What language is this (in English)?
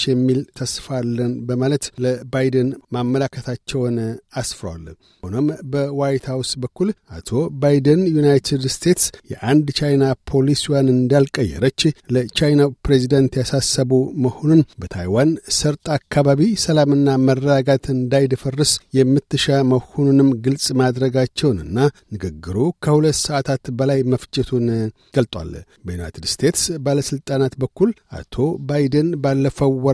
Amharic